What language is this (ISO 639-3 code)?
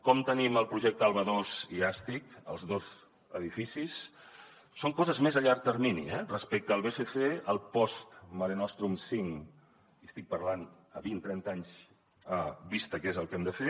cat